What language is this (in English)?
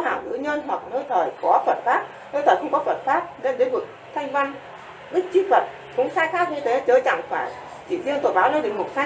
Vietnamese